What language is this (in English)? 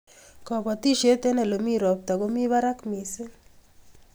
Kalenjin